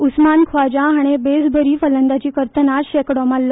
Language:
Konkani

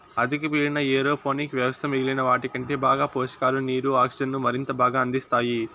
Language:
Telugu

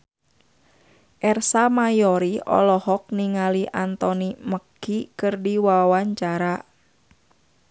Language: Sundanese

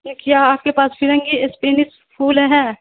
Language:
Urdu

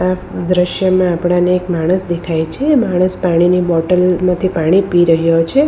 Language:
Gujarati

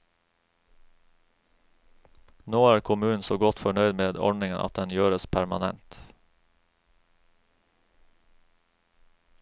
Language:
Norwegian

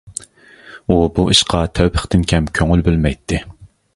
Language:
Uyghur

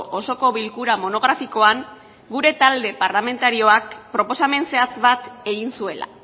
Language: Basque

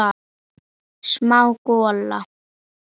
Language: Icelandic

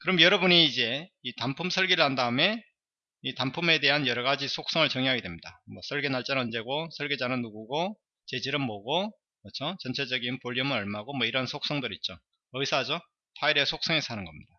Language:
Korean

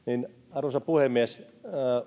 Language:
Finnish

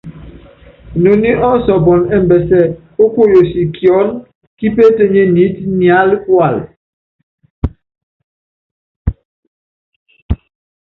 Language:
Yangben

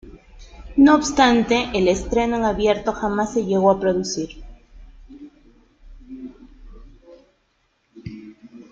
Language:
Spanish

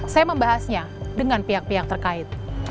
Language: Indonesian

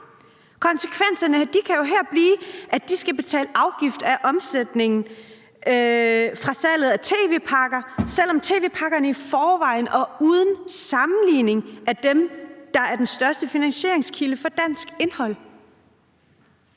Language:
Danish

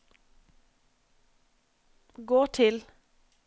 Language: Norwegian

